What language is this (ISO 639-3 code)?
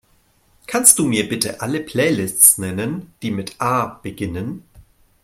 deu